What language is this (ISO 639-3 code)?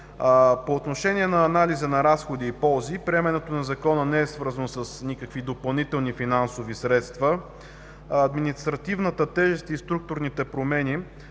bul